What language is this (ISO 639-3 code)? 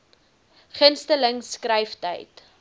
afr